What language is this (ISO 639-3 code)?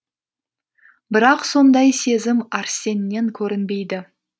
kaz